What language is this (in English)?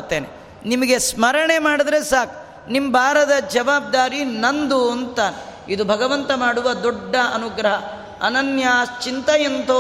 Kannada